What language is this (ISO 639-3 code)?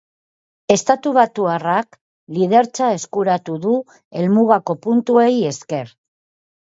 eus